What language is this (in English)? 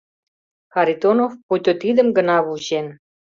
Mari